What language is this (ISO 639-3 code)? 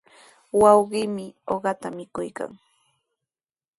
qws